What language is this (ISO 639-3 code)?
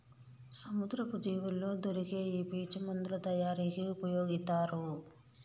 tel